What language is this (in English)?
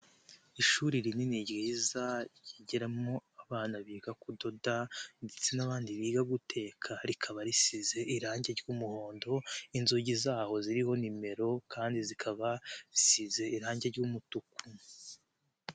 Kinyarwanda